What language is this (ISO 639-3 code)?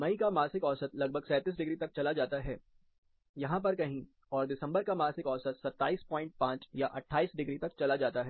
hin